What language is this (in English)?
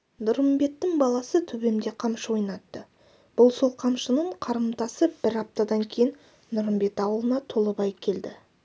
Kazakh